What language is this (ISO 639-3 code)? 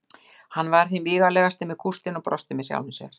isl